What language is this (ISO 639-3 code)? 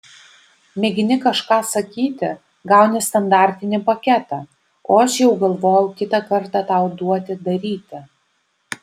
lit